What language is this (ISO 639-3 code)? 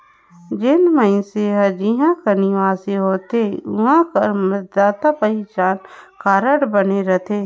hne